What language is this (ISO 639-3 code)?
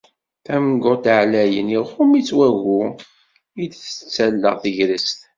kab